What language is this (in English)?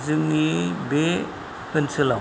Bodo